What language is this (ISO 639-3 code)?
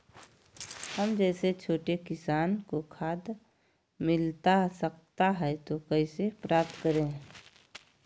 mag